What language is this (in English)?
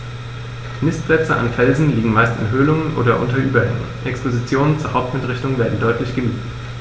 German